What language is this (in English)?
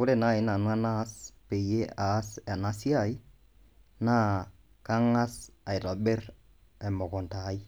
Masai